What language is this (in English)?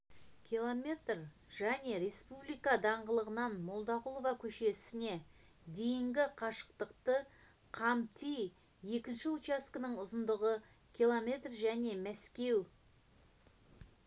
Kazakh